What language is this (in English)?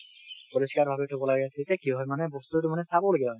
Assamese